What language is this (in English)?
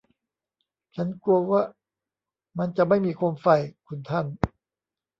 Thai